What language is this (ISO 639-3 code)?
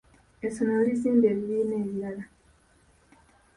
lug